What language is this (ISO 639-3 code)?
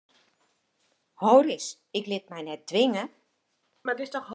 fry